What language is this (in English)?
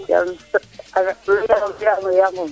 Serer